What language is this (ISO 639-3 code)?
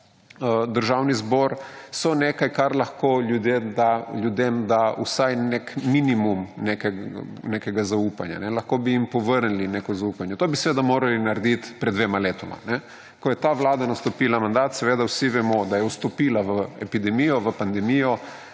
slv